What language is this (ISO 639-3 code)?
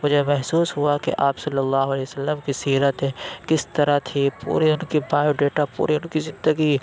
urd